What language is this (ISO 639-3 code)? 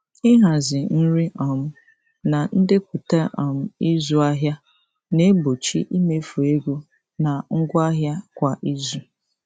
ibo